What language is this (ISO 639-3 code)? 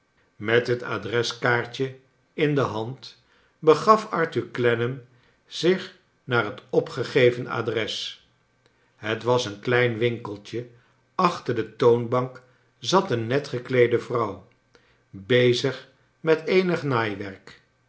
nld